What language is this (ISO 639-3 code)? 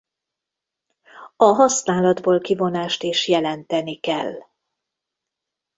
hun